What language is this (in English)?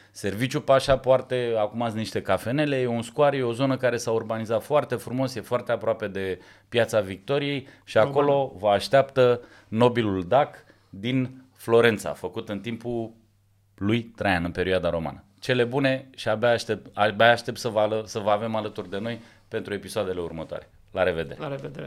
Romanian